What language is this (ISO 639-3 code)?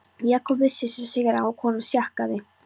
isl